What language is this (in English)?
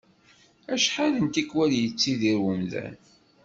Kabyle